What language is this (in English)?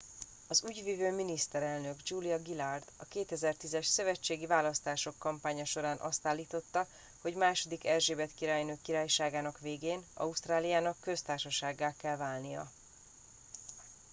Hungarian